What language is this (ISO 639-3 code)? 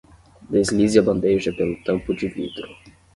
por